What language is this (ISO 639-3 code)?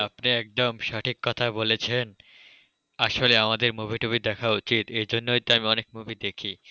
ben